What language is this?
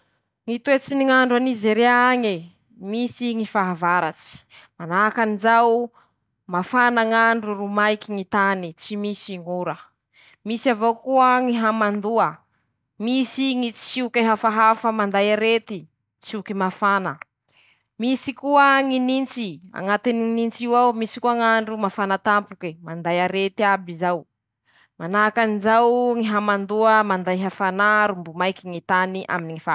Masikoro Malagasy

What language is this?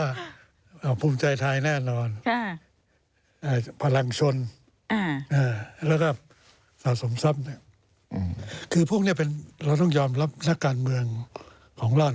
Thai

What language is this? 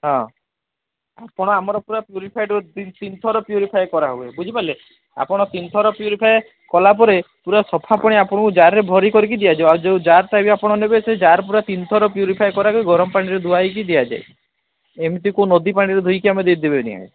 Odia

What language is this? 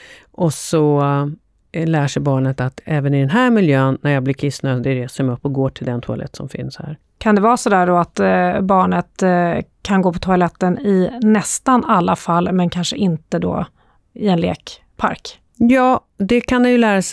Swedish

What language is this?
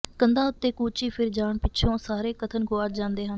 Punjabi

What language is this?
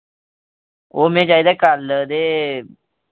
Dogri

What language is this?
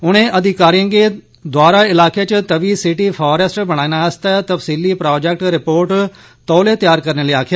Dogri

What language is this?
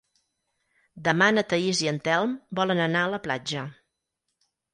Catalan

